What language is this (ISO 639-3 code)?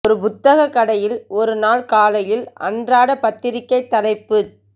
tam